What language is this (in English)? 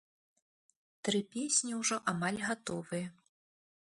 Belarusian